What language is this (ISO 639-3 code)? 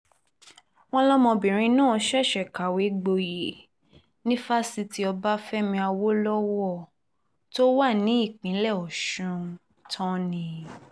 yor